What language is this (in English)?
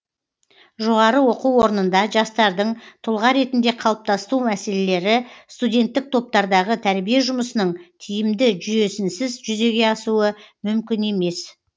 Kazakh